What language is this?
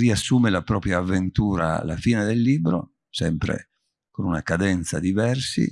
Italian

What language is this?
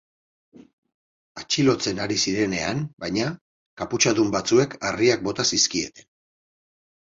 Basque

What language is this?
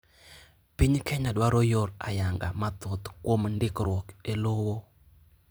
Luo (Kenya and Tanzania)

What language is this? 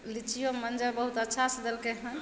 Maithili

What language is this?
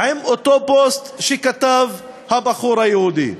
Hebrew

